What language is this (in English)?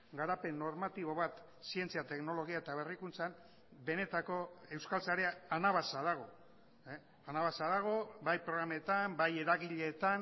Basque